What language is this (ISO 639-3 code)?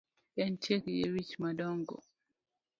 luo